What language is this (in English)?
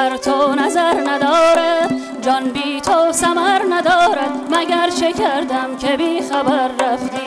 Persian